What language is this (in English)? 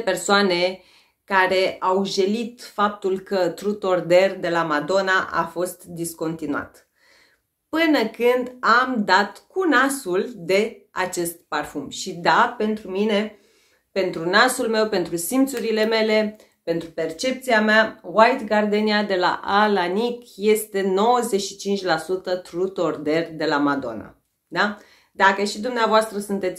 Romanian